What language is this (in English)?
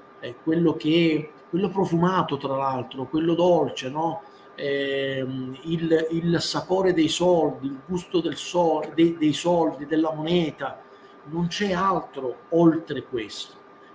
Italian